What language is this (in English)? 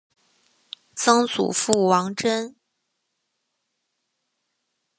Chinese